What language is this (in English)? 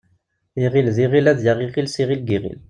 Kabyle